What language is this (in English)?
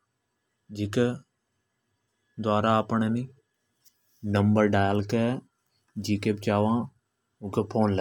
Hadothi